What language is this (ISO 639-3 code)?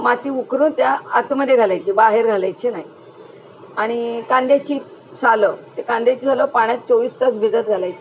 mar